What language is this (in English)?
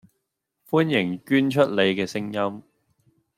Cantonese